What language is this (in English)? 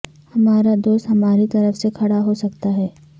Urdu